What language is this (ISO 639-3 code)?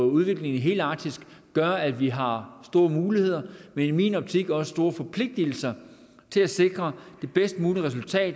dan